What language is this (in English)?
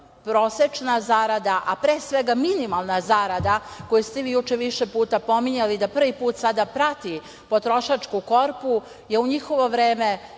Serbian